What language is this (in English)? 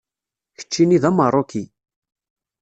Kabyle